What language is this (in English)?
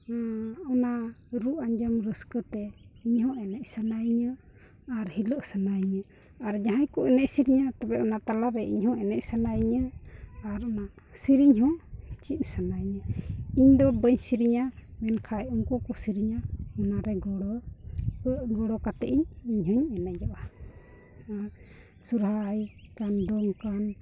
Santali